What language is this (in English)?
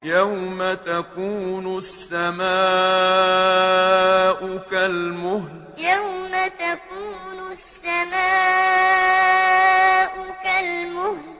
Arabic